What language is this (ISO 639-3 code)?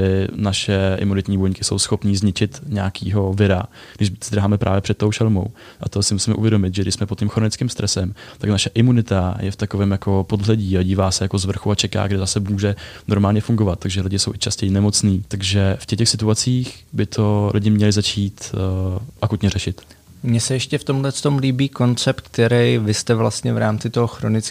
ces